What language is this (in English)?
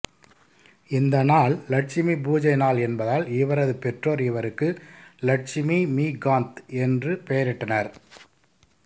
Tamil